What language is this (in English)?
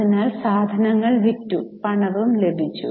Malayalam